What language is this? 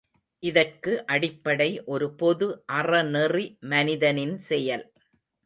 Tamil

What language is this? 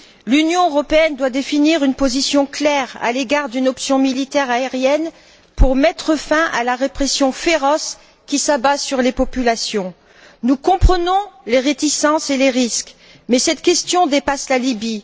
French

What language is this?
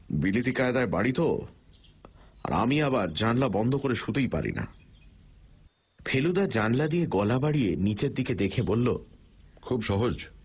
Bangla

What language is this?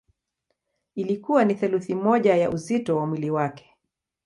Swahili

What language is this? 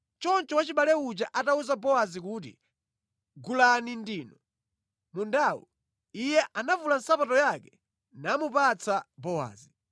Nyanja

